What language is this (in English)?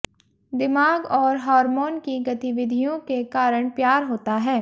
Hindi